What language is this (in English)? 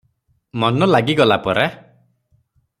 Odia